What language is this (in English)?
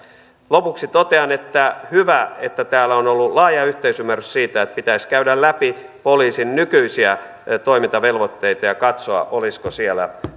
Finnish